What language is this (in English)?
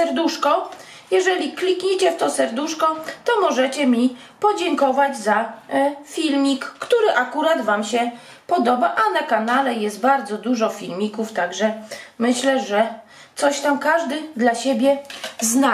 Polish